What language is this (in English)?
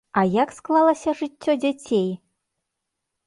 Belarusian